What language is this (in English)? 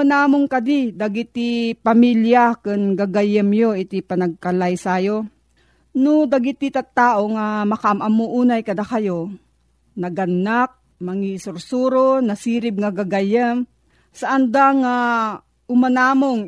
Filipino